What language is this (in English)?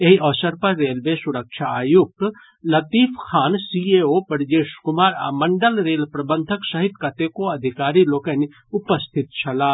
Maithili